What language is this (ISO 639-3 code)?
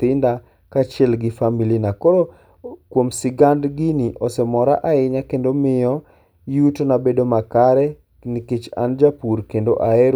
luo